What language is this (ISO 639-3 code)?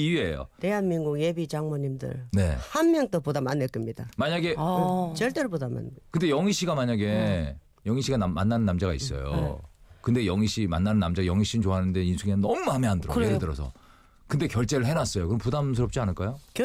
kor